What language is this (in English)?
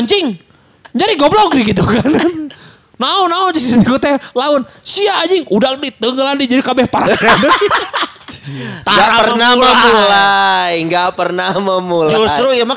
Indonesian